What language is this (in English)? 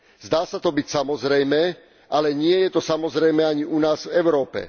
Slovak